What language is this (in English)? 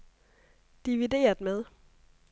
Danish